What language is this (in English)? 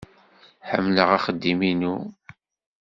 Kabyle